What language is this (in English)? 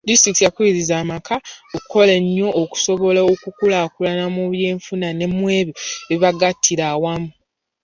Ganda